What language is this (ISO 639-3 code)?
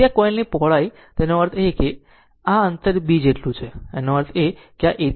guj